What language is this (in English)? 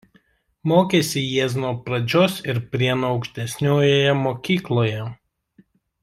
Lithuanian